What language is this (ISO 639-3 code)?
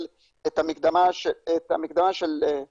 heb